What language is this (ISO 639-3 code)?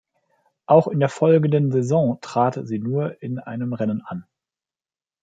deu